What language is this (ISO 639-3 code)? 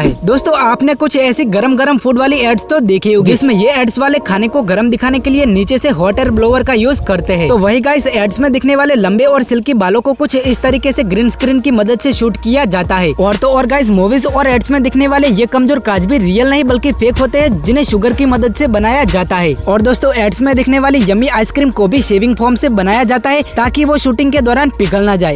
hin